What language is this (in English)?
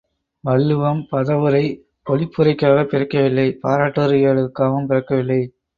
Tamil